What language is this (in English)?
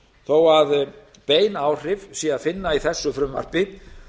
Icelandic